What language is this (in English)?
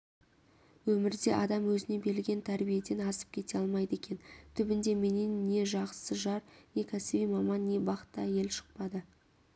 Kazakh